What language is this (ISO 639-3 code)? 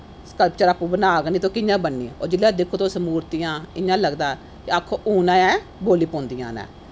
doi